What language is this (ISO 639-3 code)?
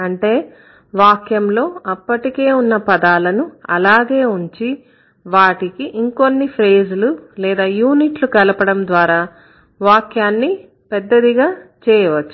tel